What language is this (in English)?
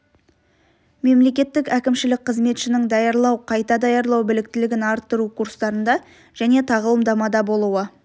Kazakh